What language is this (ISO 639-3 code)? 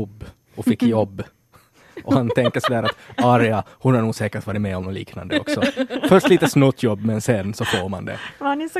swe